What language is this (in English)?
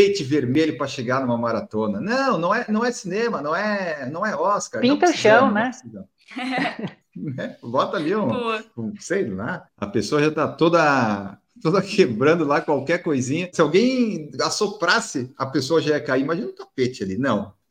Portuguese